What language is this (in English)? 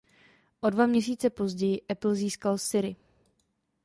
Czech